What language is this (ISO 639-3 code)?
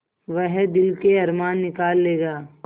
hin